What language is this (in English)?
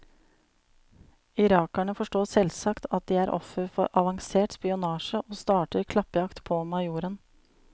Norwegian